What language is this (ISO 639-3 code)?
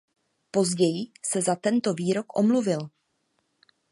ces